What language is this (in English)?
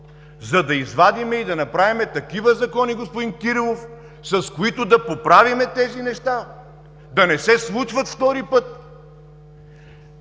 Bulgarian